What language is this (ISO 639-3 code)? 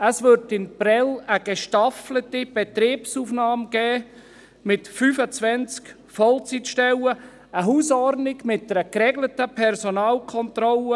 gsw